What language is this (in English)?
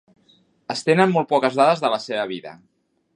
Catalan